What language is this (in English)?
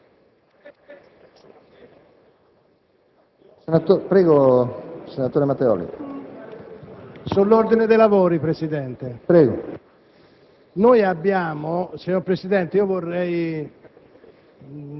Italian